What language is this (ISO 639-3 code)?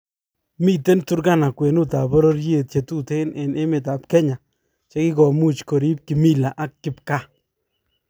kln